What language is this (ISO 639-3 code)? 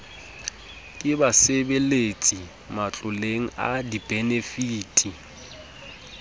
sot